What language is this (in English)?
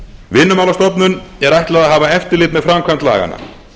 Icelandic